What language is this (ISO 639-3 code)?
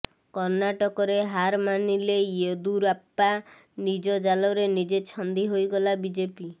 ori